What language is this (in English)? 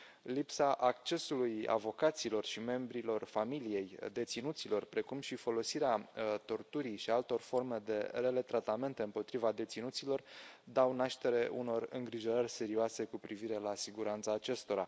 Romanian